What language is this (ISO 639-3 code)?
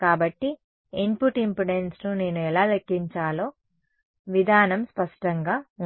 tel